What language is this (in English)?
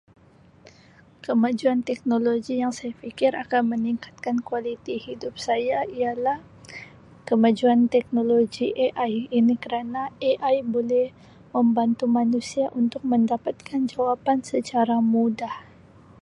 Sabah Malay